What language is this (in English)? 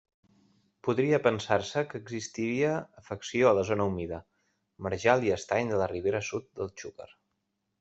Catalan